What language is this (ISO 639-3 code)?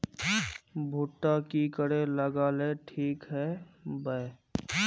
mag